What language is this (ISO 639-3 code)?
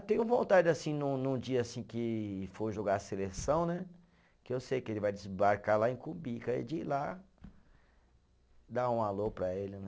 por